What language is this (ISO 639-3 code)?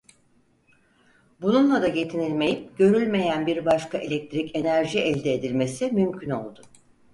tur